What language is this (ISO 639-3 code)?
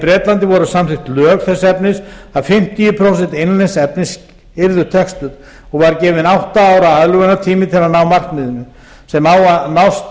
isl